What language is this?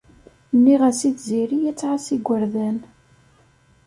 Kabyle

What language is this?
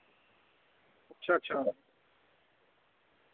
Dogri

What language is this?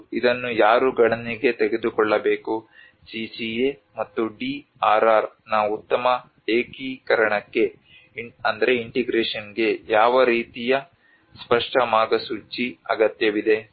Kannada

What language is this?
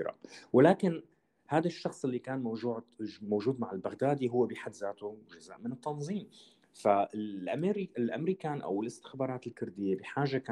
Arabic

